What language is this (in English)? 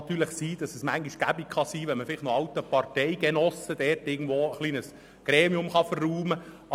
Swiss German